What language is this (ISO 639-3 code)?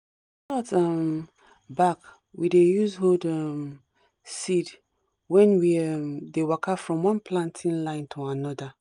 pcm